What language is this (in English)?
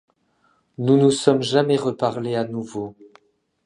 French